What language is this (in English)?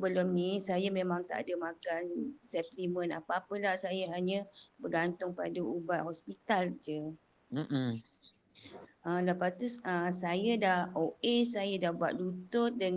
Malay